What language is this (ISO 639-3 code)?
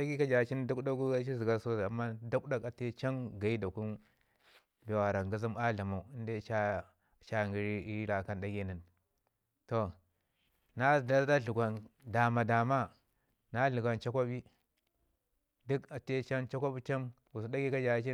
ngi